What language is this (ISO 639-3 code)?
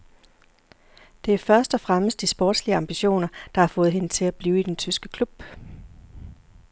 dan